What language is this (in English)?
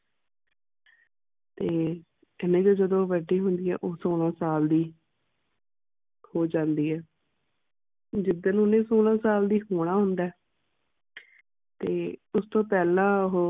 Punjabi